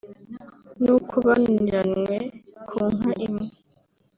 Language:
Kinyarwanda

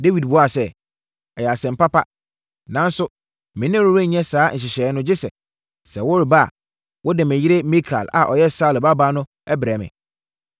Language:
Akan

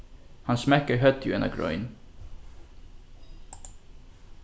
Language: Faroese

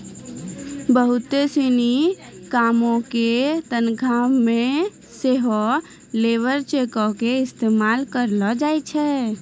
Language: Maithili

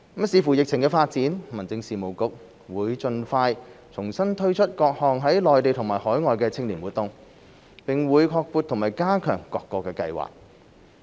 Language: Cantonese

